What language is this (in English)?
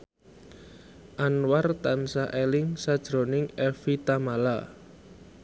Javanese